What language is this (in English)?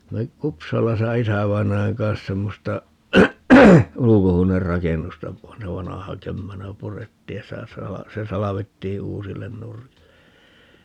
Finnish